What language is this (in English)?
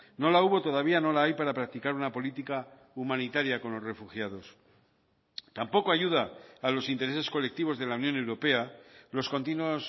Spanish